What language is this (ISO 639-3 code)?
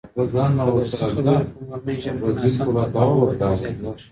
pus